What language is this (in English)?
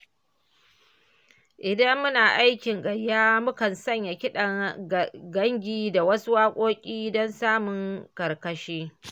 Hausa